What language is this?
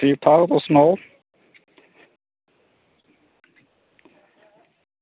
Dogri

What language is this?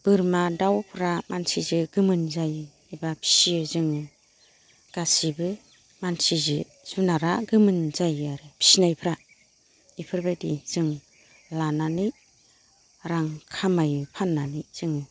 Bodo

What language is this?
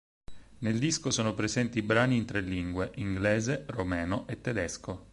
Italian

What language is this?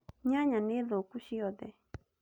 Kikuyu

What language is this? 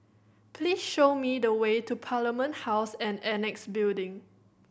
English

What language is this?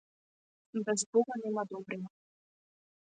Macedonian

